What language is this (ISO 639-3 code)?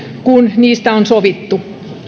fin